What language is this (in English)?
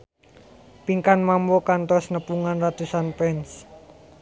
Sundanese